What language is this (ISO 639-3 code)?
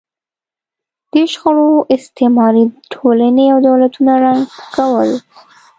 pus